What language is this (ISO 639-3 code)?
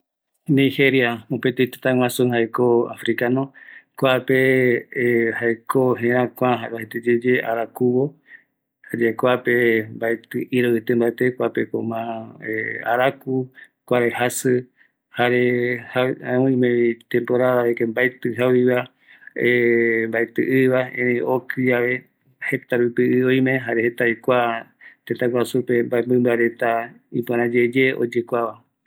gui